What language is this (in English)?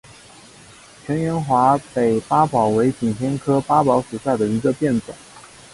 Chinese